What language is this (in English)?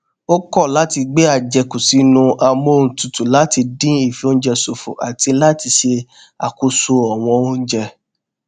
Yoruba